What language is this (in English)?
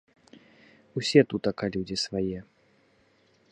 Belarusian